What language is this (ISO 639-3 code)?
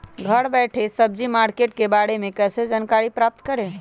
mag